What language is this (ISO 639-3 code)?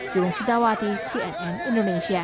ind